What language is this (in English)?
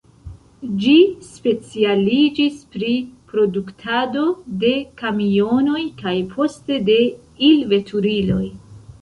Esperanto